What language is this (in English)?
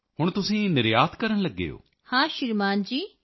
Punjabi